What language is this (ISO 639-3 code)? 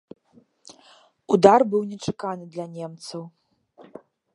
bel